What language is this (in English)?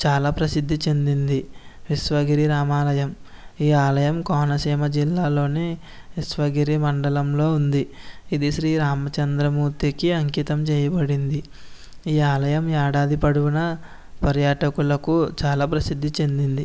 Telugu